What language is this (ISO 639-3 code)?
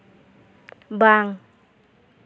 sat